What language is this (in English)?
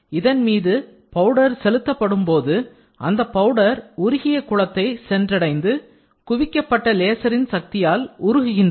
Tamil